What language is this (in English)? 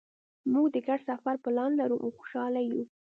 Pashto